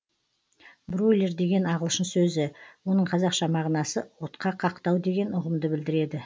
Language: Kazakh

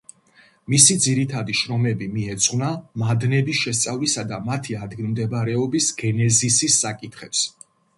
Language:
Georgian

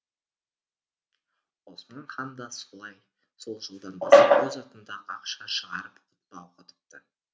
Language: Kazakh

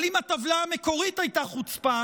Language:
Hebrew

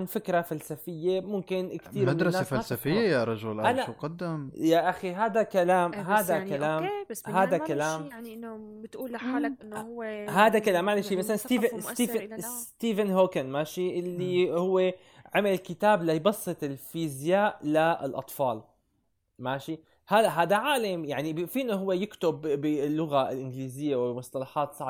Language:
Arabic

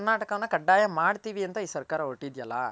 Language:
Kannada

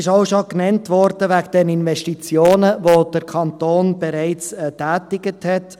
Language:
Swiss German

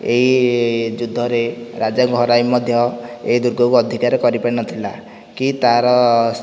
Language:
Odia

